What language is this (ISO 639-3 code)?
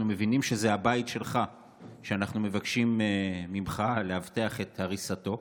heb